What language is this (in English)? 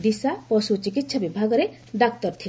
Odia